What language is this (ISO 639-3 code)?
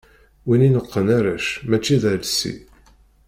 kab